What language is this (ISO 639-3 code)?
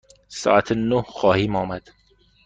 fas